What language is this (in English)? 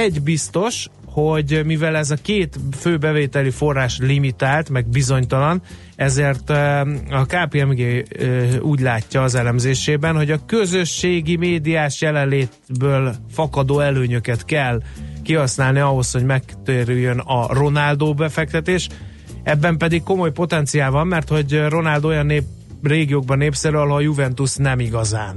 Hungarian